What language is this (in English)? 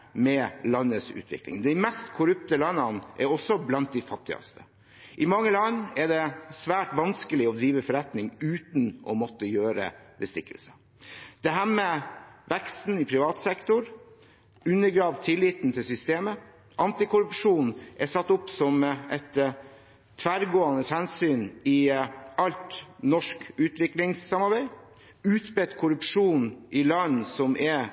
Norwegian Bokmål